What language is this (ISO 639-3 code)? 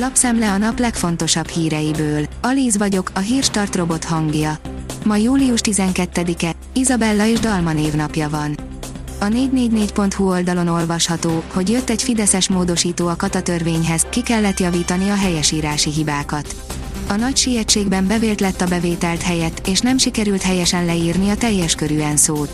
hun